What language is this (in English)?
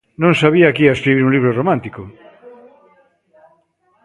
Galician